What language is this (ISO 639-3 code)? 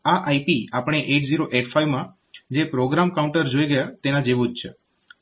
guj